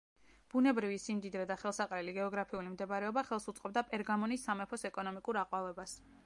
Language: Georgian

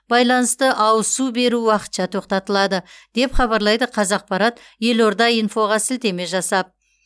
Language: Kazakh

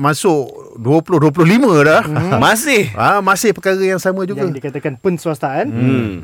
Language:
Malay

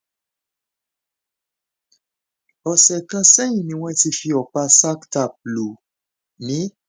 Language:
Yoruba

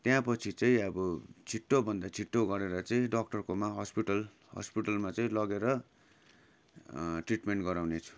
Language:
Nepali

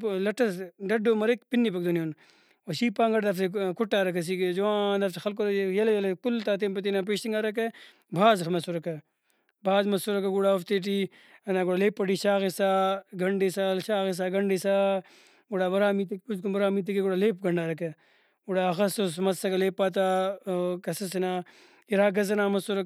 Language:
Brahui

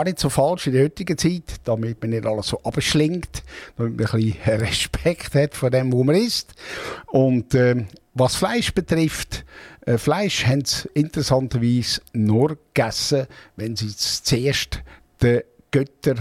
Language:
German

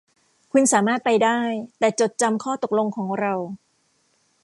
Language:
Thai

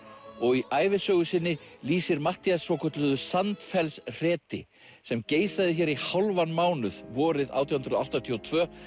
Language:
Icelandic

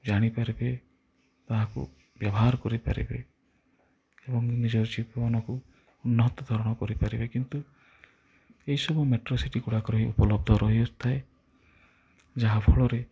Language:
Odia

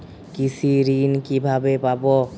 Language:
Bangla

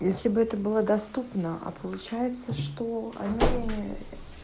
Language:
Russian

